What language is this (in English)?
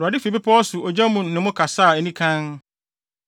Akan